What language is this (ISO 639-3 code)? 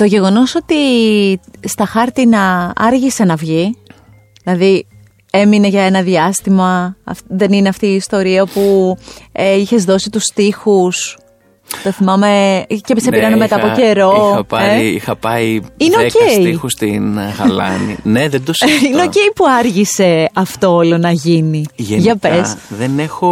ell